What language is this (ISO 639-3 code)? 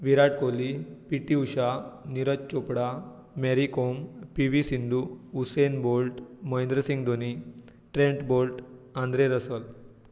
kok